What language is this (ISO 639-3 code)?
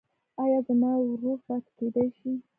pus